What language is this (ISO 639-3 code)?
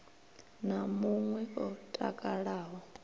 ven